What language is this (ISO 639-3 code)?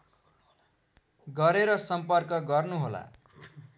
nep